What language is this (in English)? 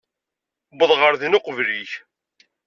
Kabyle